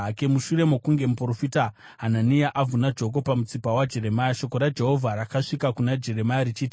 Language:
Shona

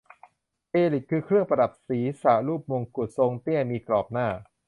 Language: Thai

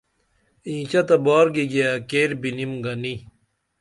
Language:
Dameli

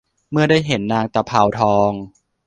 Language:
Thai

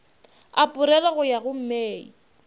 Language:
Northern Sotho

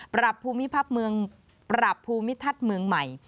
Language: Thai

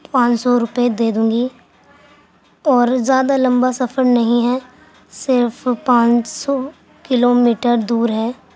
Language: Urdu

